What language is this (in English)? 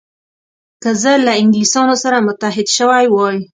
Pashto